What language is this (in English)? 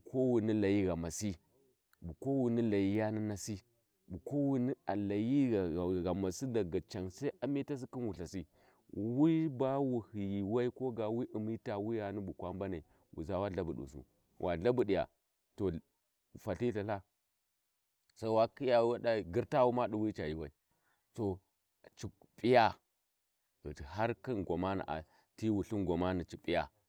Warji